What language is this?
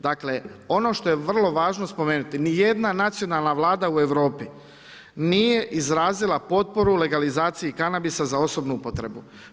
Croatian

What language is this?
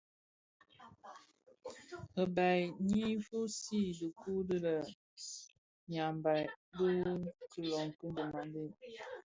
Bafia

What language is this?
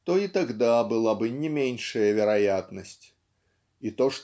Russian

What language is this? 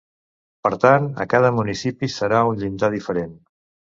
Catalan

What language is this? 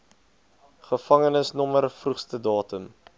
Afrikaans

